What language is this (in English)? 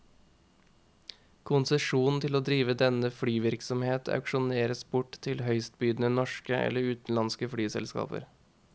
Norwegian